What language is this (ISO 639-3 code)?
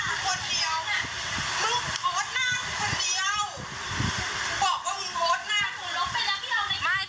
tha